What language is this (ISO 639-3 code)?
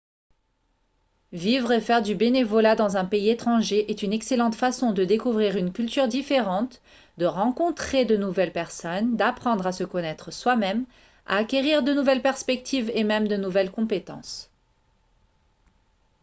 fra